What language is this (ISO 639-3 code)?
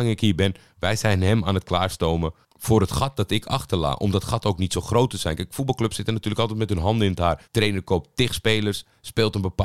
nld